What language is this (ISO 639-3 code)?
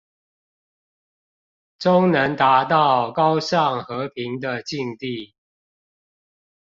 zho